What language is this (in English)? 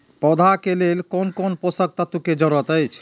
Maithili